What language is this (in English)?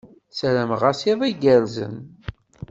Kabyle